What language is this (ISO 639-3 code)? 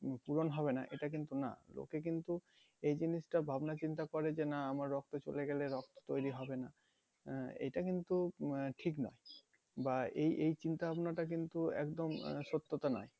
ben